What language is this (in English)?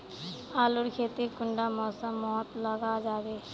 Magahi